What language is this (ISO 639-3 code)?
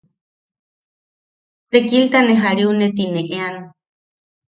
yaq